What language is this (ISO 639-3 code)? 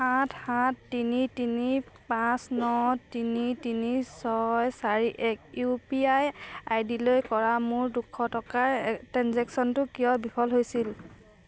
asm